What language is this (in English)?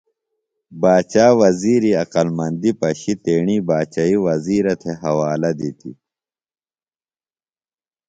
Phalura